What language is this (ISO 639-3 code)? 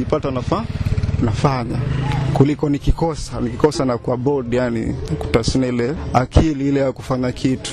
swa